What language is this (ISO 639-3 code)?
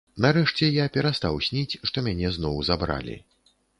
bel